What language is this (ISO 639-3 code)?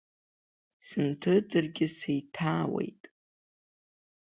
abk